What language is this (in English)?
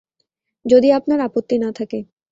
Bangla